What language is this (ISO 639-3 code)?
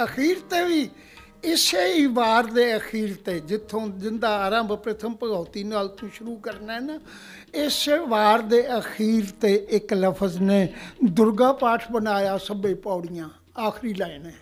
pan